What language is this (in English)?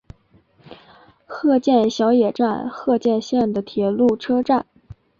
Chinese